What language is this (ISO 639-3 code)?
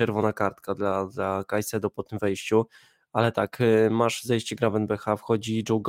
pol